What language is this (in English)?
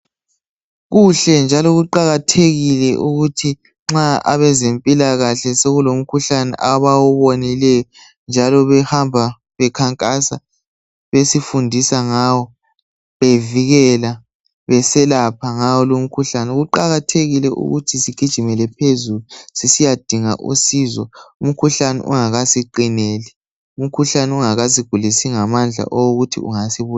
North Ndebele